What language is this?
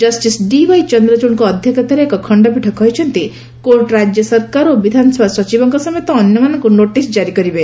Odia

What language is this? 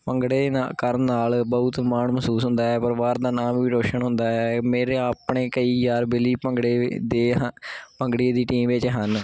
Punjabi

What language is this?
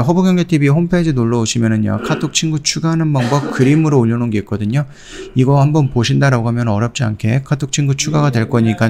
Korean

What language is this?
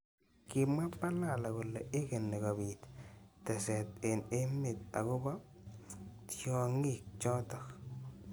Kalenjin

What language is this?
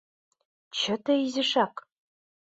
Mari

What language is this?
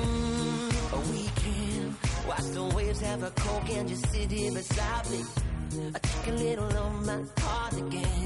Spanish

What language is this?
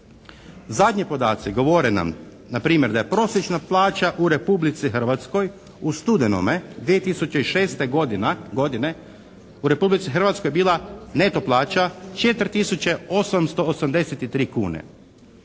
Croatian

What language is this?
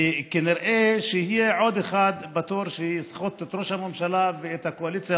Hebrew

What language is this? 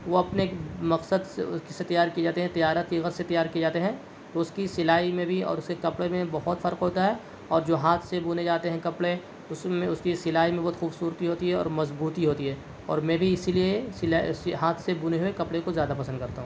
Urdu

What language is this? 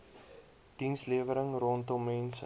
Afrikaans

